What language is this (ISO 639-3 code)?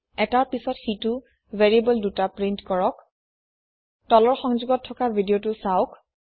asm